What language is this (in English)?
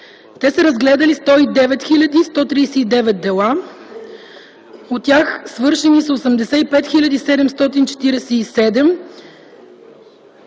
Bulgarian